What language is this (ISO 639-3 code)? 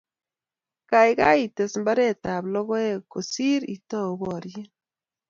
kln